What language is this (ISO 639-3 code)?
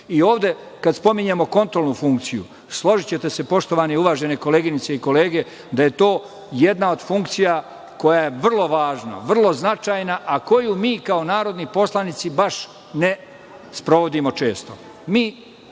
srp